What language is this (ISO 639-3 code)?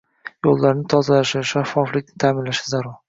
uzb